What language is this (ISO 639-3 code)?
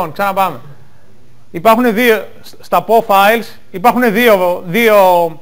ell